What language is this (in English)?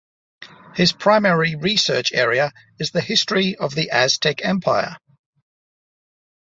English